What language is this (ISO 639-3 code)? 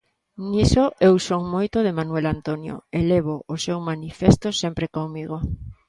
glg